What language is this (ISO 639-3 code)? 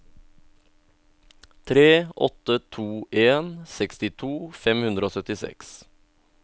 nor